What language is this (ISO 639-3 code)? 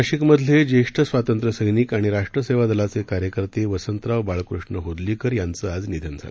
mar